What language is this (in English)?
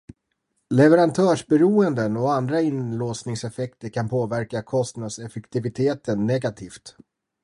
Swedish